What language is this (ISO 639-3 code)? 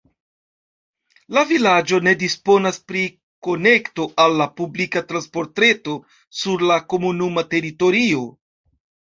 epo